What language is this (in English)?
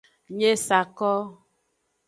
Aja (Benin)